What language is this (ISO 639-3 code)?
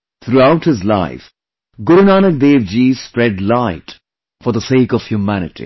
eng